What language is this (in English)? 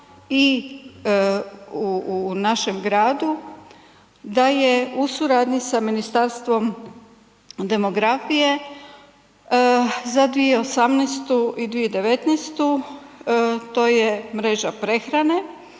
Croatian